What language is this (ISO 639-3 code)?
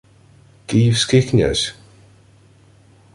ukr